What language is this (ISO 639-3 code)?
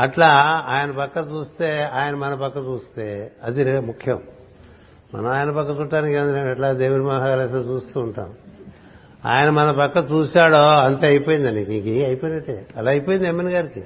tel